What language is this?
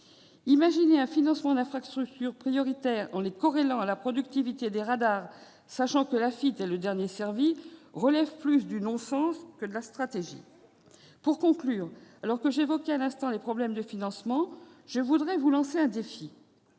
French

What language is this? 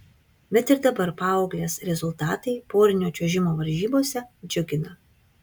Lithuanian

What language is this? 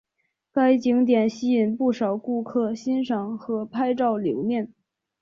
Chinese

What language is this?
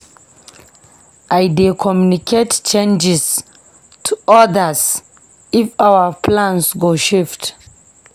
Nigerian Pidgin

